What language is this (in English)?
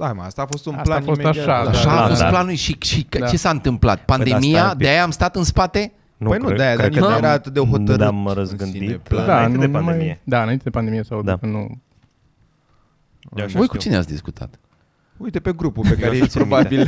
Romanian